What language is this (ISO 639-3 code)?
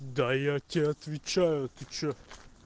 rus